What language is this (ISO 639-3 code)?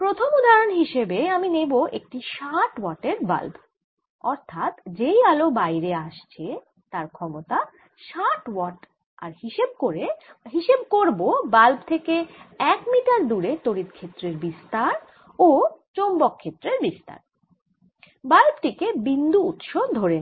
ben